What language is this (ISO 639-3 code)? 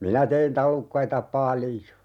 fin